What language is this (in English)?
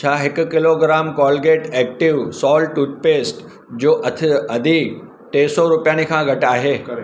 Sindhi